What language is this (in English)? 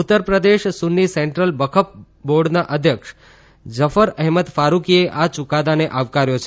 Gujarati